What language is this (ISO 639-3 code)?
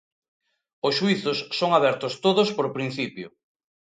glg